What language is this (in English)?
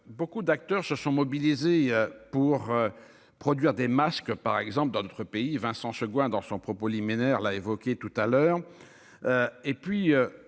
French